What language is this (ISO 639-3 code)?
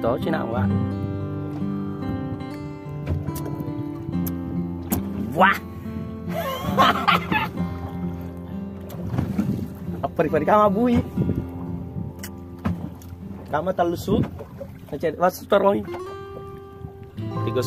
ind